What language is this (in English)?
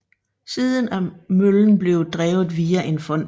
Danish